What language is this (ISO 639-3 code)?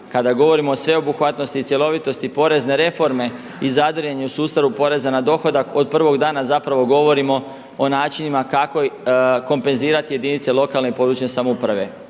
hrv